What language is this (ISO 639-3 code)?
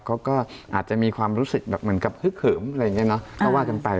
tha